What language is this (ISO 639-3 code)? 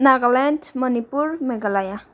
nep